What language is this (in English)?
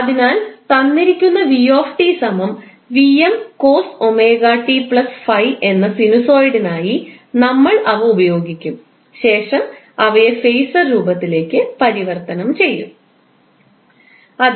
Malayalam